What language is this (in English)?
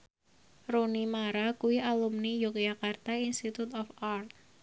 Javanese